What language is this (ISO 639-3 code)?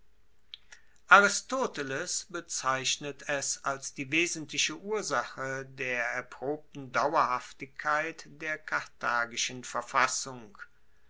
deu